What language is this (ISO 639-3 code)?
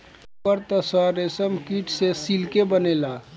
bho